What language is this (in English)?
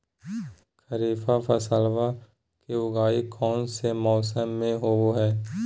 Magahi